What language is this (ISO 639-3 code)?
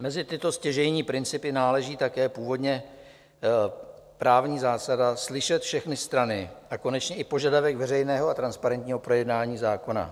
ces